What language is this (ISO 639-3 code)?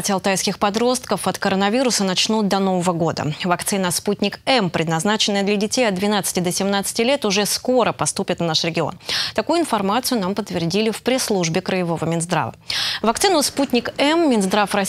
rus